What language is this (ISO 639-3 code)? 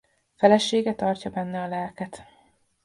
hun